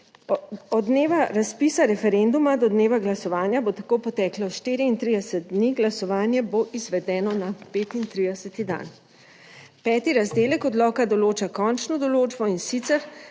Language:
Slovenian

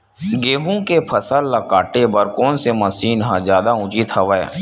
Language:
Chhattisgarhi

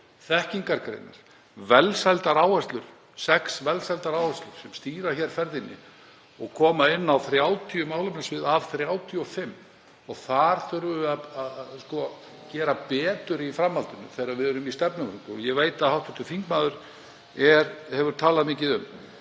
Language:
Icelandic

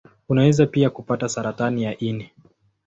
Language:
Swahili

